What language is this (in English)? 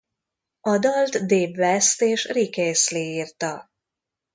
Hungarian